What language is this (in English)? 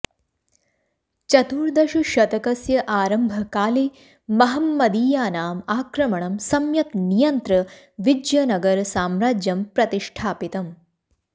Sanskrit